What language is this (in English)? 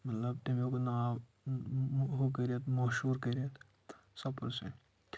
Kashmiri